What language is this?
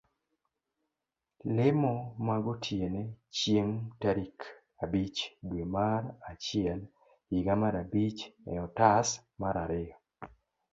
Luo (Kenya and Tanzania)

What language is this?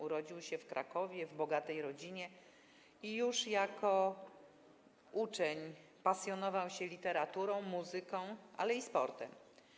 Polish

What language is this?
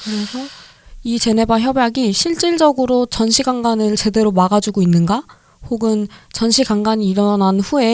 Korean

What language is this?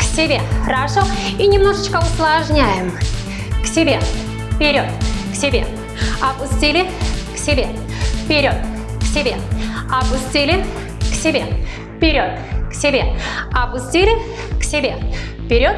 Russian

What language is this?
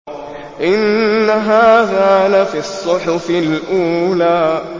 Arabic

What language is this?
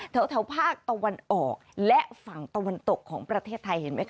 Thai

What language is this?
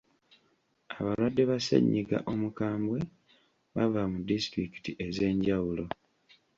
Ganda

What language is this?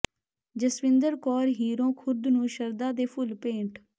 Punjabi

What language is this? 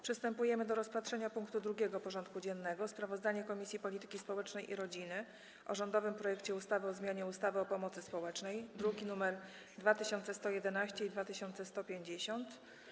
Polish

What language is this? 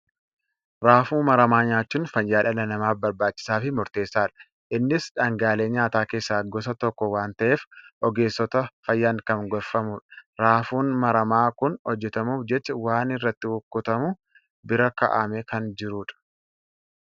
Oromo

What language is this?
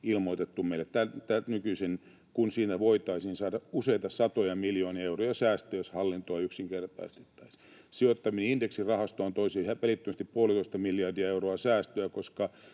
Finnish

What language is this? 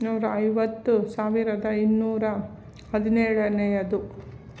Kannada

